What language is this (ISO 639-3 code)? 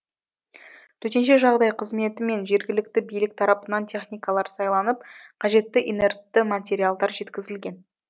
kaz